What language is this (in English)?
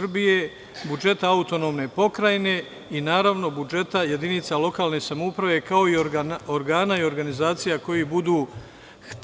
Serbian